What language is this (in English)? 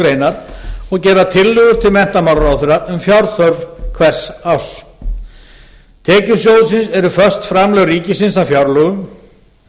Icelandic